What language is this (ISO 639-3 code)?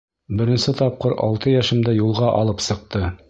bak